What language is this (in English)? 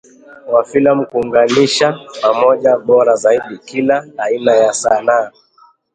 Swahili